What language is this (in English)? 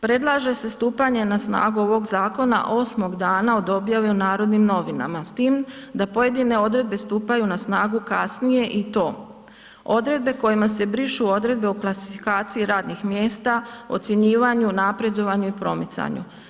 Croatian